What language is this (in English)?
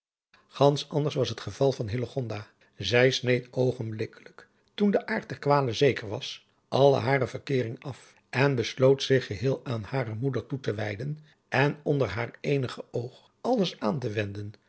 Dutch